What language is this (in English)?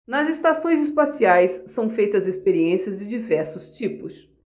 Portuguese